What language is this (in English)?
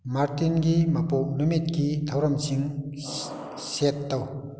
Manipuri